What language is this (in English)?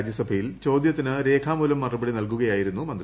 Malayalam